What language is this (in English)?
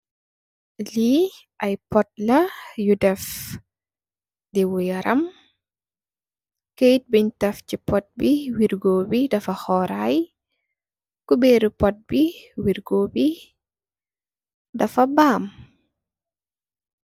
Wolof